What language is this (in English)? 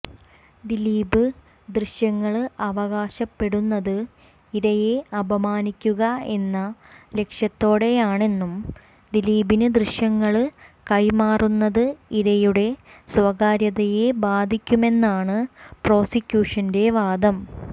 Malayalam